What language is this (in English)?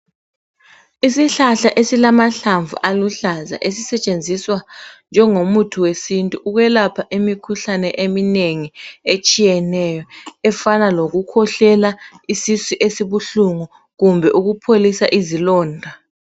North Ndebele